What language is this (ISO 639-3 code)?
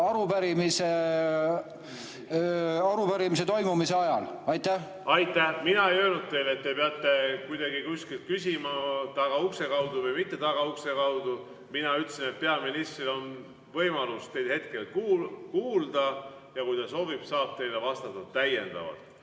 est